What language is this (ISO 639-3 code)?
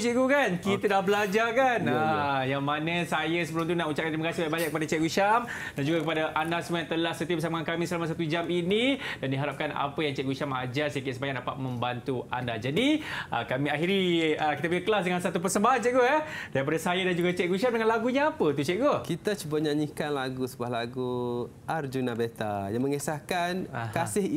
msa